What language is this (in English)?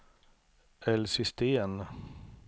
Swedish